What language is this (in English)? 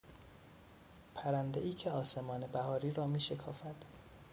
Persian